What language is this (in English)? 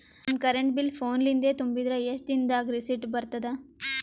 Kannada